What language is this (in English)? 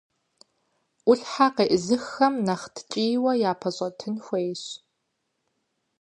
Kabardian